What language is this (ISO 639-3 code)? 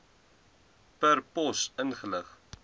afr